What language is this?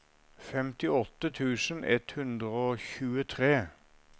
Norwegian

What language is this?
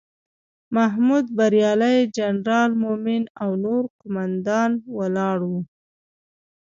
Pashto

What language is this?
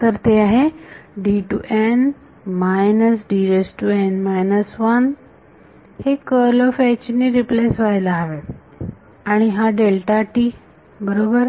Marathi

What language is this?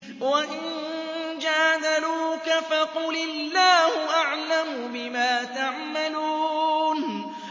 Arabic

